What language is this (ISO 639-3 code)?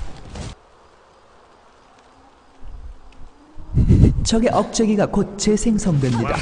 kor